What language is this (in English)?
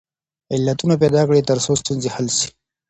Pashto